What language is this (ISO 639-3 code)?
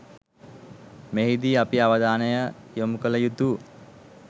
sin